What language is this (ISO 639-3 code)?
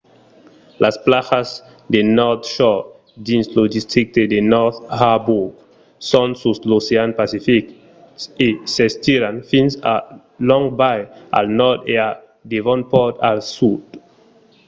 oci